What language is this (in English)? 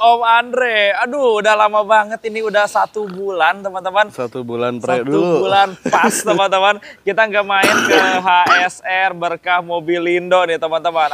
Indonesian